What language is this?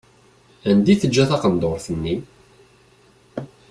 Kabyle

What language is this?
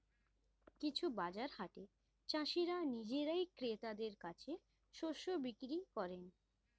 Bangla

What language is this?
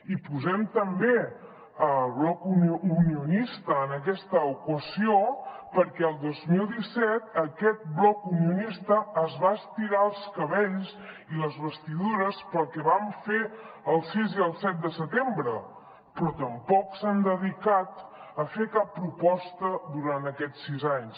Catalan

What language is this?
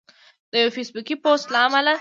Pashto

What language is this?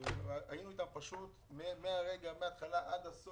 Hebrew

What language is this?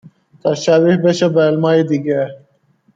Persian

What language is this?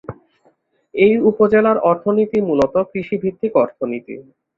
Bangla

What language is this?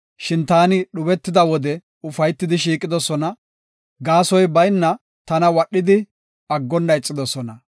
Gofa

